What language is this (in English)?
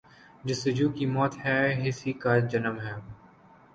Urdu